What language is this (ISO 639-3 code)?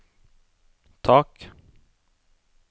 nor